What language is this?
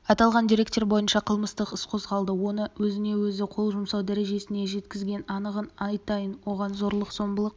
Kazakh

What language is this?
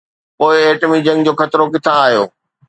Sindhi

